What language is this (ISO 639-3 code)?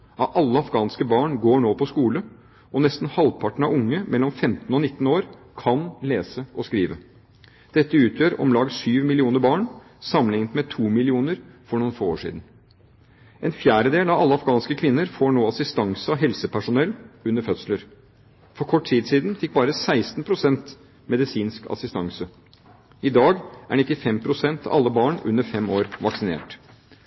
nob